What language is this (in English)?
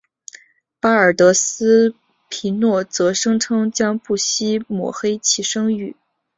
Chinese